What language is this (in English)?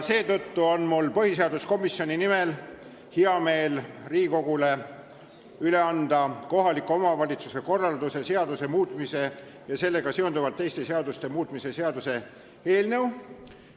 Estonian